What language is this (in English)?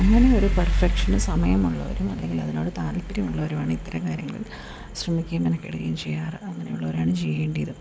Malayalam